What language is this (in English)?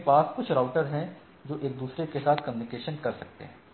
Hindi